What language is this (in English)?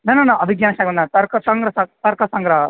Sanskrit